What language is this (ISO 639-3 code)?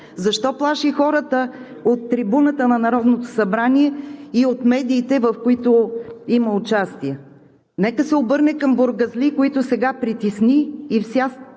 bul